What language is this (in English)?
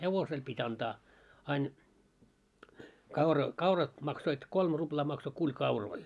Finnish